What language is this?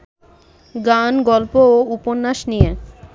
Bangla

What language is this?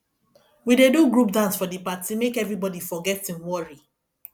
Nigerian Pidgin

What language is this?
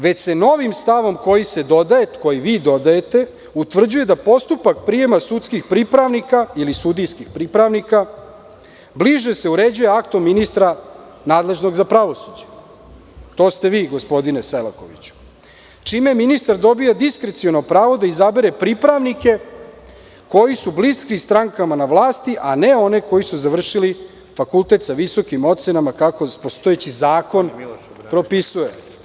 Serbian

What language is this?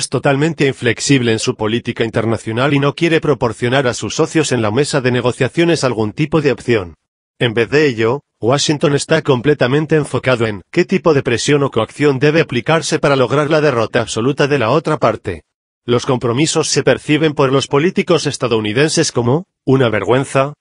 Spanish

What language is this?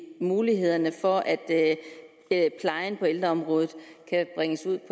Danish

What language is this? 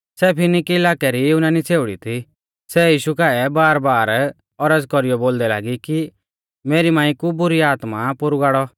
Mahasu Pahari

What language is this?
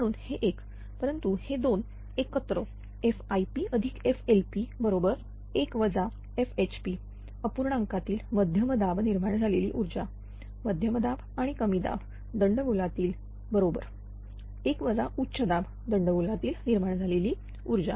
Marathi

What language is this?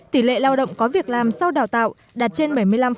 Vietnamese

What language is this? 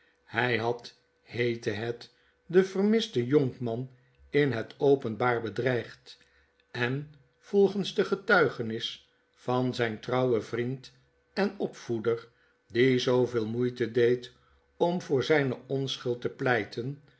Dutch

